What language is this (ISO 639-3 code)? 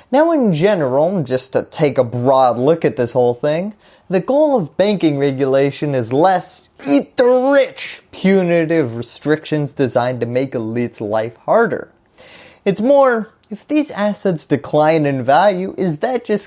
eng